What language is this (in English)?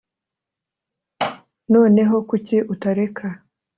Kinyarwanda